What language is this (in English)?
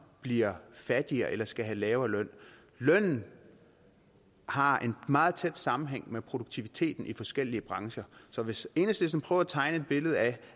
Danish